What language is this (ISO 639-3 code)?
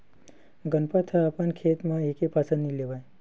hne